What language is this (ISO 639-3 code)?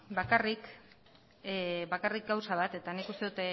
eus